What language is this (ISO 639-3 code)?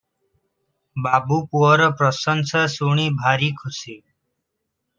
ori